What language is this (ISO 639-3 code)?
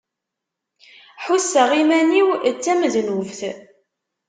kab